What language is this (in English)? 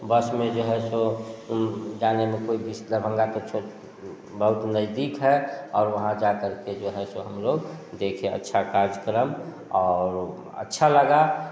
Hindi